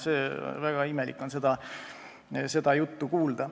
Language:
Estonian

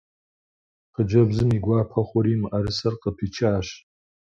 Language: Kabardian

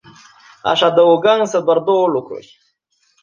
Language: Romanian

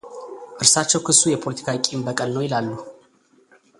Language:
Amharic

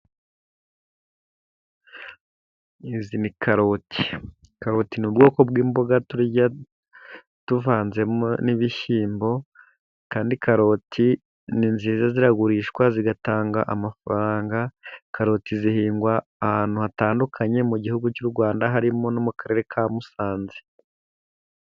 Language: Kinyarwanda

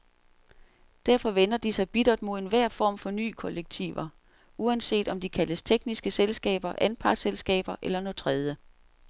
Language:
Danish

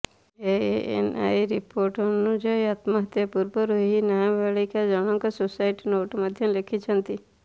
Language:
Odia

